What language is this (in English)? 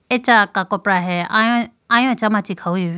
Idu-Mishmi